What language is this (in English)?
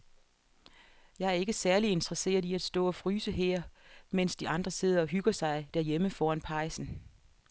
Danish